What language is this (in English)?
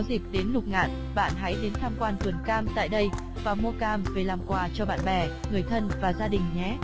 Vietnamese